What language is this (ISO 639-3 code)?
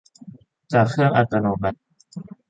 tha